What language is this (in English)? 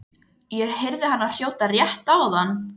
Icelandic